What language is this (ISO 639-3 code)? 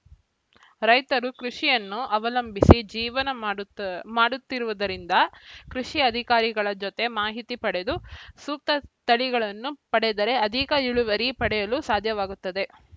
kan